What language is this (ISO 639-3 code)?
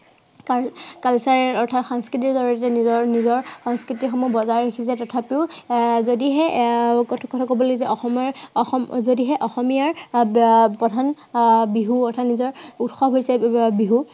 asm